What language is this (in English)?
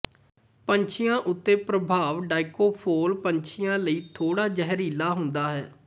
Punjabi